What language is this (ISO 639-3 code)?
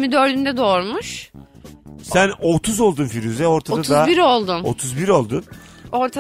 tur